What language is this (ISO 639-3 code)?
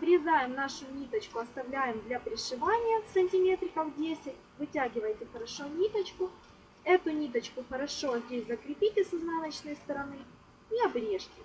rus